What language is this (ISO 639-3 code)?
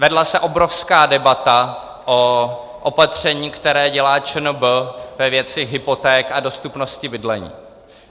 ces